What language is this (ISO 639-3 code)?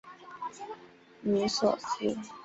zho